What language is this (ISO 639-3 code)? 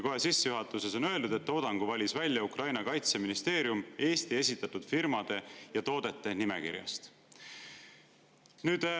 est